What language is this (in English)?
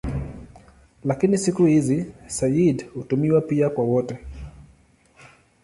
Swahili